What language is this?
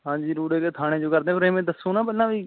Punjabi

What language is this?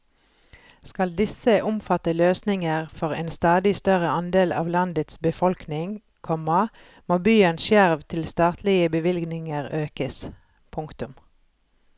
Norwegian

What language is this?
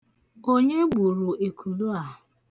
Igbo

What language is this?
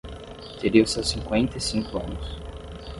Portuguese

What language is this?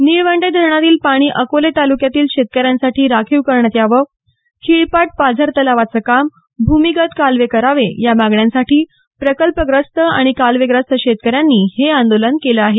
Marathi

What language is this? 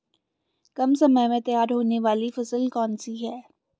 Hindi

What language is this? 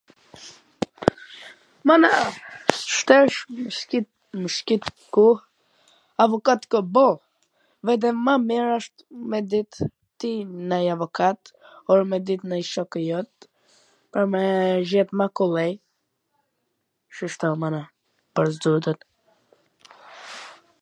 Gheg Albanian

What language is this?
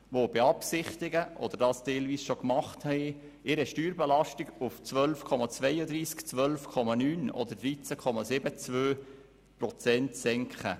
Swiss German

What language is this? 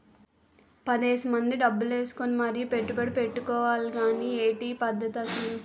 Telugu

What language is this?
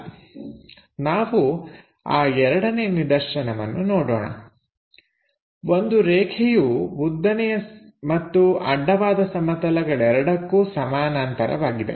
Kannada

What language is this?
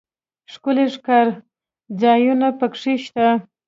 Pashto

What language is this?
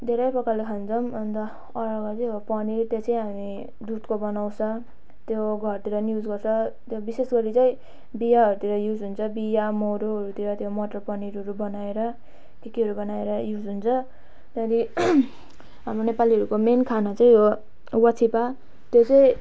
Nepali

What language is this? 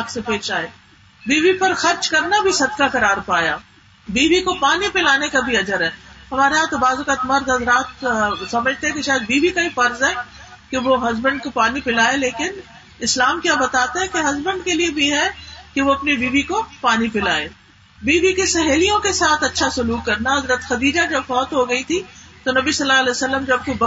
Urdu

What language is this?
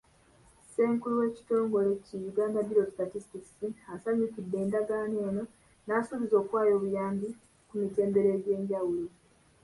Ganda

